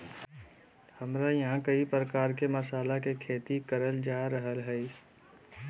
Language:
Magahi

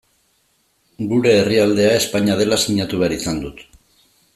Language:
Basque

